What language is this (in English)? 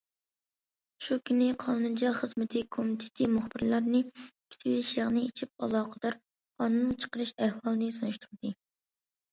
Uyghur